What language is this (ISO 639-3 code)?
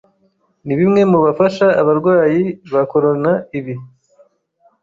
kin